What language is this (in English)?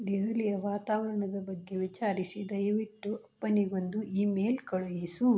Kannada